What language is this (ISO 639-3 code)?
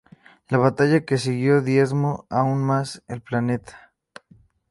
spa